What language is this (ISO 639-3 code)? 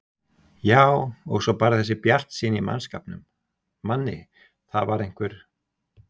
isl